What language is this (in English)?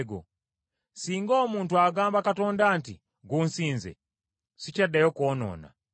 Ganda